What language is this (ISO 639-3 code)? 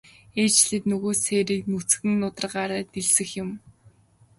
mon